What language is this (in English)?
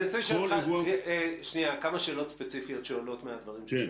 Hebrew